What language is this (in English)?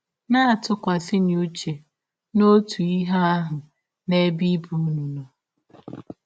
Igbo